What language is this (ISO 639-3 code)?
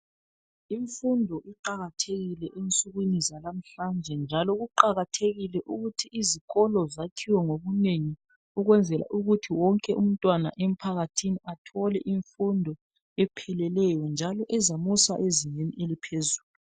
nde